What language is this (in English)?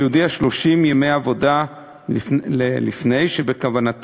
Hebrew